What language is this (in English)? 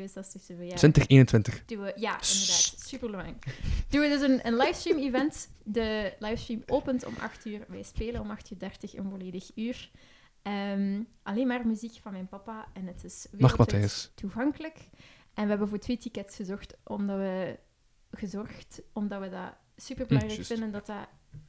Dutch